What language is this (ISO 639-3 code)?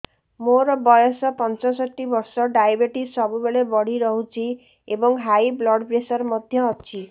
ori